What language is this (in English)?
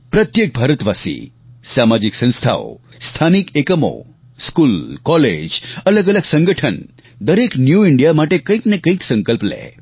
Gujarati